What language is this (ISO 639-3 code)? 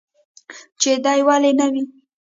pus